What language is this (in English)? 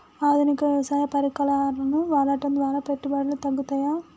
Telugu